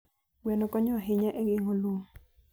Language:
Luo (Kenya and Tanzania)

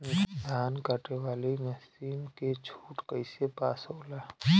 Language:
Bhojpuri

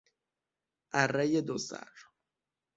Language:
Persian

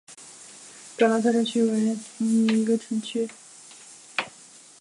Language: Chinese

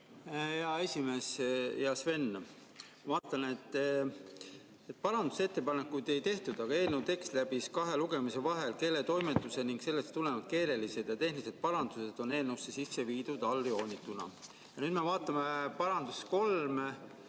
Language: Estonian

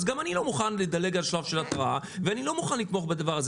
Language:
Hebrew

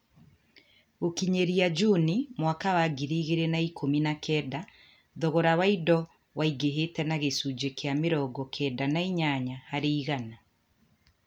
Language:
Kikuyu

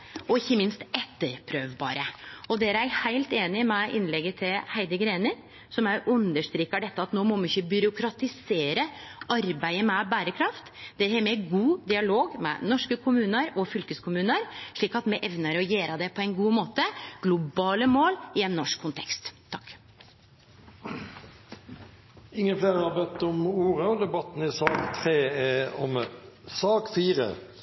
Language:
Norwegian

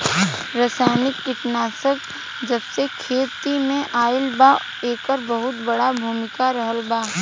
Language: Bhojpuri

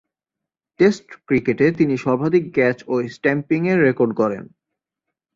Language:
Bangla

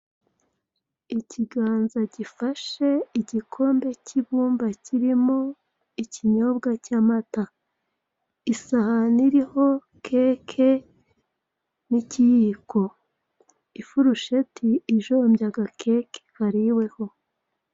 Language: Kinyarwanda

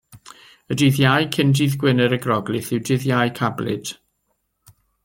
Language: Welsh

